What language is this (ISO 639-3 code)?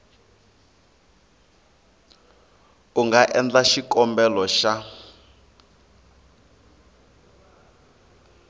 tso